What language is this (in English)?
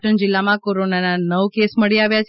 Gujarati